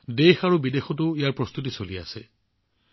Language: Assamese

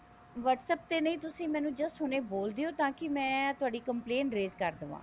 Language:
Punjabi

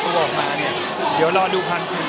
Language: Thai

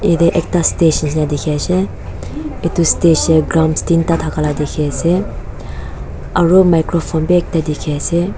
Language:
Naga Pidgin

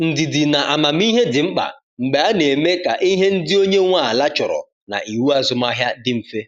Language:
Igbo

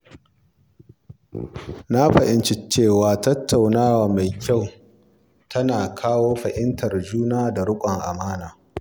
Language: Hausa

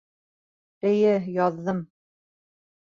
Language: Bashkir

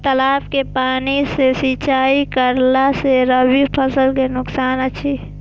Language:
Maithili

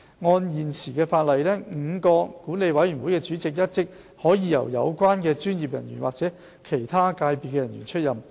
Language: Cantonese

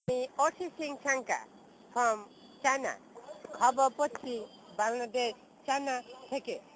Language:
Bangla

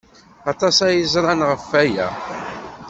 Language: Kabyle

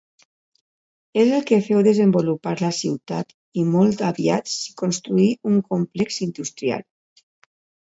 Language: Catalan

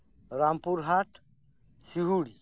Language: Santali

